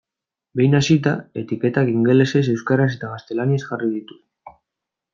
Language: Basque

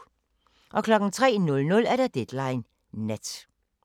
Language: Danish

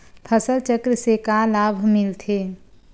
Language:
Chhattisgarhi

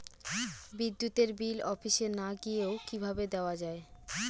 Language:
Bangla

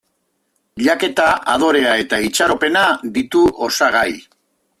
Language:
Basque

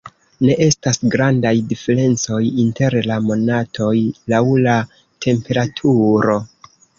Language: Esperanto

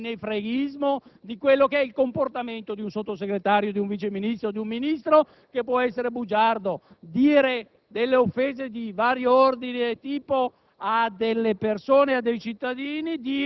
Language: Italian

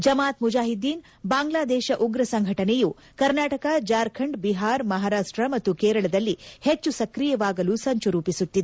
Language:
Kannada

